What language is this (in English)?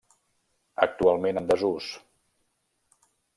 Catalan